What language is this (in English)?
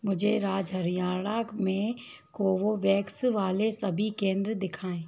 Hindi